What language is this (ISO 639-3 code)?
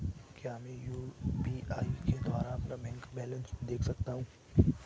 hin